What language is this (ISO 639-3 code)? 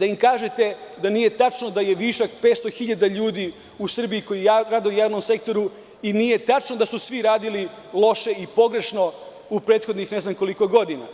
srp